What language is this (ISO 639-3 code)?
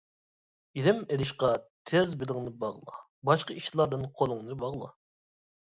uig